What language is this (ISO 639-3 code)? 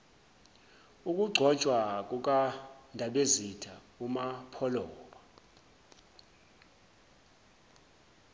zul